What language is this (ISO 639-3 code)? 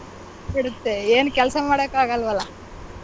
kan